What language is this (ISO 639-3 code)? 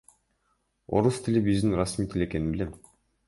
kir